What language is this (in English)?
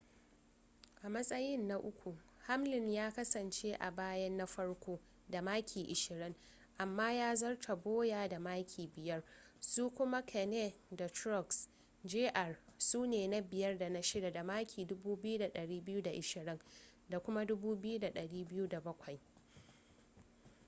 Hausa